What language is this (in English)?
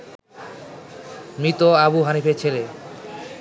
Bangla